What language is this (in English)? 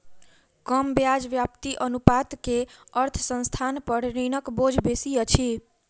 Maithili